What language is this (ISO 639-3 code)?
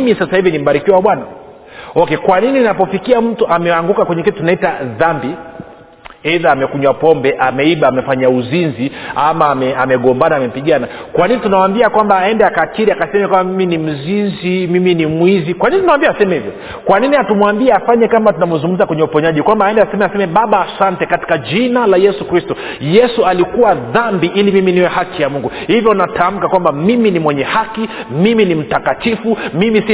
swa